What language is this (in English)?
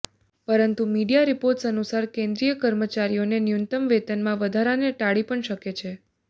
Gujarati